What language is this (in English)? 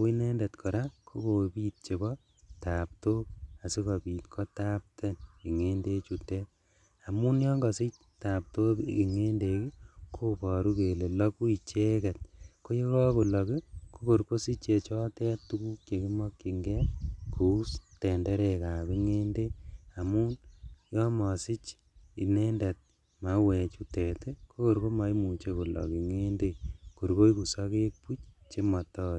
Kalenjin